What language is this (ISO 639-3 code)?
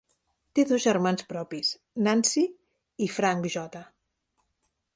cat